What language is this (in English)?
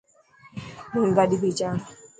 Dhatki